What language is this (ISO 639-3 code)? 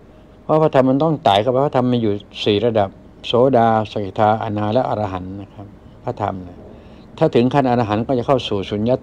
tha